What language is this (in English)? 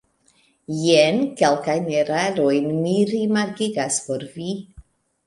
Esperanto